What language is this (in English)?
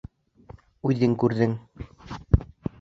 Bashkir